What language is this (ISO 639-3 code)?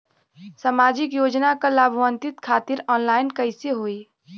bho